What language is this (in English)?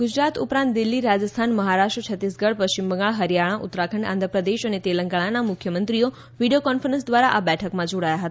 Gujarati